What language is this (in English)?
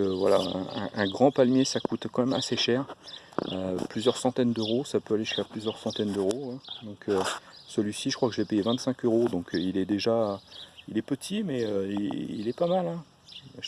French